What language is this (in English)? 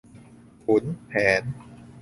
Thai